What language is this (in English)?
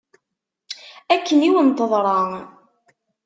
Kabyle